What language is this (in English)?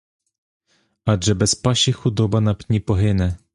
Ukrainian